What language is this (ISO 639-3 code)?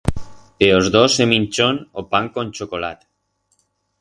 arg